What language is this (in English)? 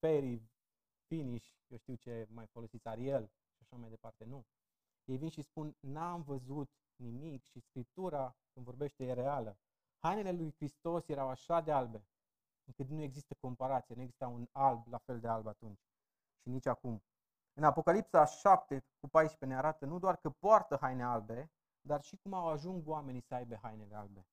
Romanian